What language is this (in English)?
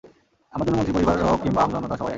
Bangla